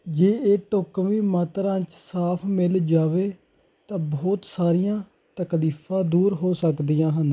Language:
Punjabi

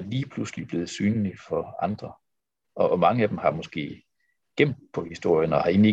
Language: Danish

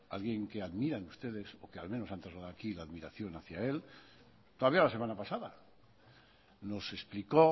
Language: Spanish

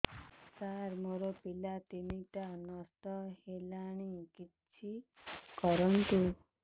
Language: Odia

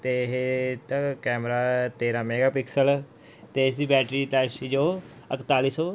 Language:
Punjabi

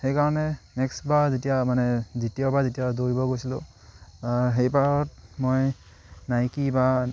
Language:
Assamese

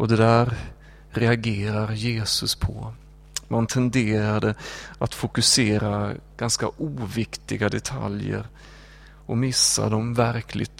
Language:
Swedish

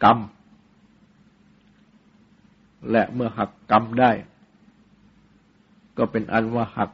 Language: Thai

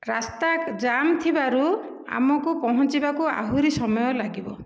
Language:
Odia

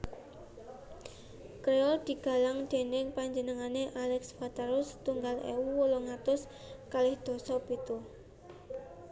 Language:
Javanese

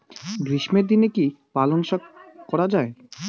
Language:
Bangla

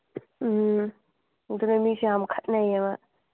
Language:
Manipuri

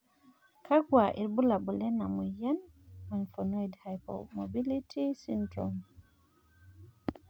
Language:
Masai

